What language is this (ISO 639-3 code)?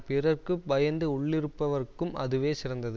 tam